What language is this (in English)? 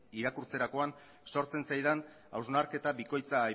Basque